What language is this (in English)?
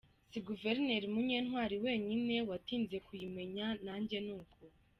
Kinyarwanda